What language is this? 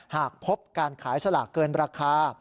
Thai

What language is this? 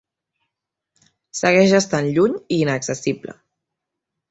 Catalan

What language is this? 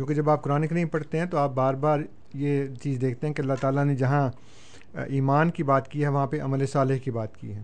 Urdu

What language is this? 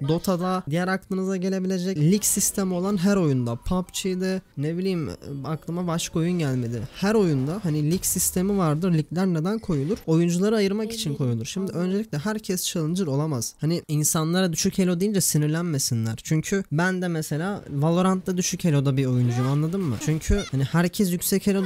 Turkish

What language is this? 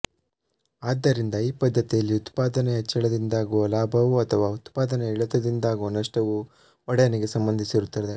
Kannada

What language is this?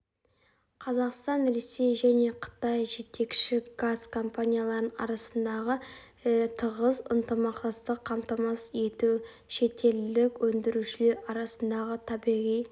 Kazakh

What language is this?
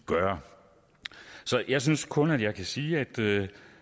Danish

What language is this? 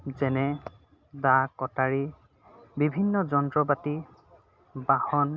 Assamese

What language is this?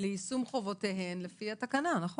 Hebrew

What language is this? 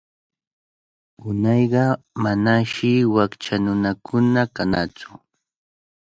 Cajatambo North Lima Quechua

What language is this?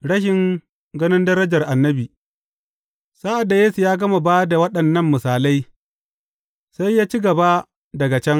Hausa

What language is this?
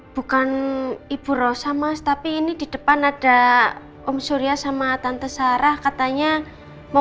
Indonesian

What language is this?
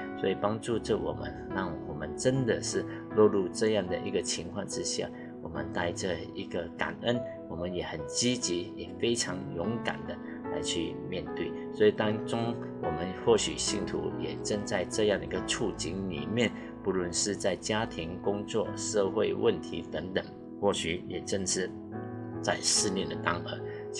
Chinese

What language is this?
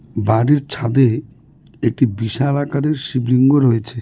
Bangla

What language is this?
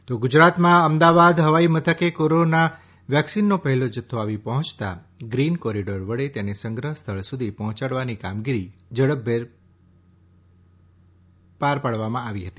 Gujarati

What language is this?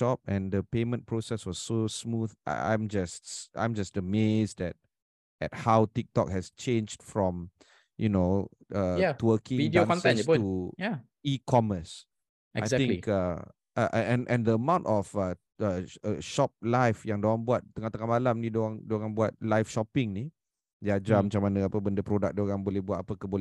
Malay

